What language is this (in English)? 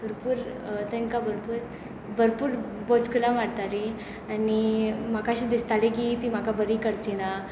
Konkani